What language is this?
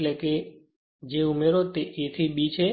Gujarati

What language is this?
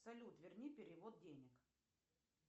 Russian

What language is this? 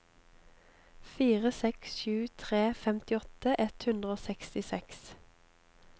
Norwegian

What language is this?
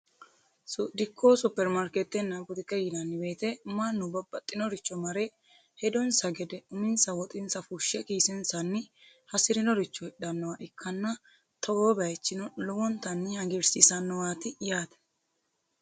Sidamo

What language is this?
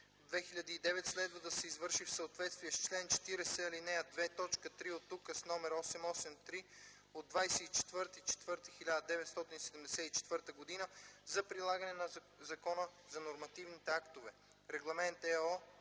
Bulgarian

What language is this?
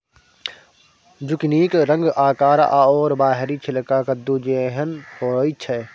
Maithili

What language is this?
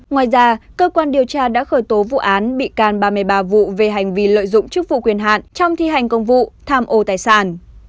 Vietnamese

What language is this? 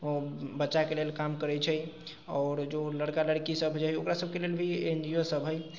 Maithili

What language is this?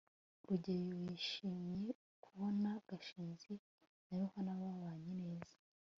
Kinyarwanda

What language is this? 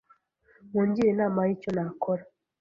Kinyarwanda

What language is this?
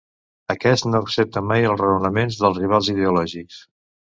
Catalan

